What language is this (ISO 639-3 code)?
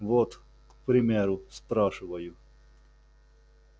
rus